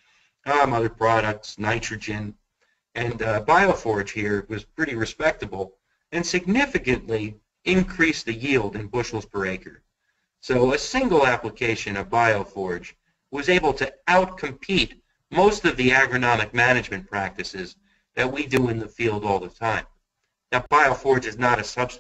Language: English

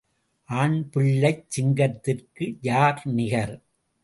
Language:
Tamil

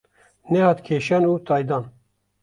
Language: Kurdish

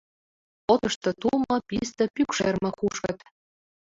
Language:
Mari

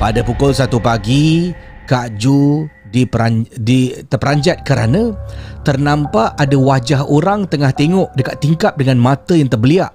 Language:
Malay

